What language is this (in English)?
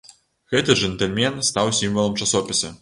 Belarusian